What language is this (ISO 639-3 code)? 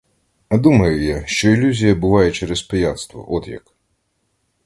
ukr